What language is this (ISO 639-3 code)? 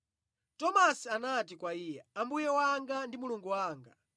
nya